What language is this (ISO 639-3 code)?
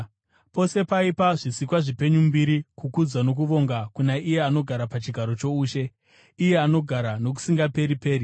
sna